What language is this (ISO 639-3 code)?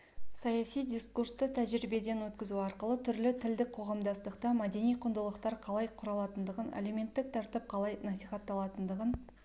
kaz